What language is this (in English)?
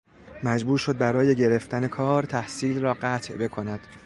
Persian